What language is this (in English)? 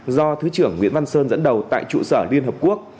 Vietnamese